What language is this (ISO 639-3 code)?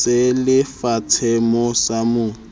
sot